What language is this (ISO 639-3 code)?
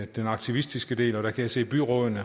dan